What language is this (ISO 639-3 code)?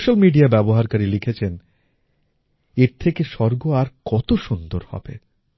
ben